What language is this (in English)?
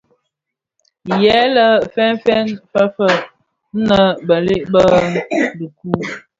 Bafia